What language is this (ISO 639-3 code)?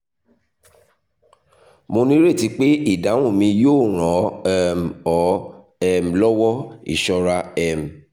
yor